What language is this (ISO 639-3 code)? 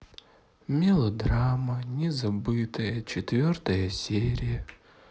rus